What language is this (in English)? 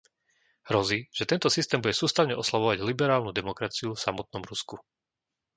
Slovak